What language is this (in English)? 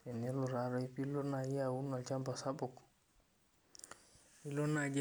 Masai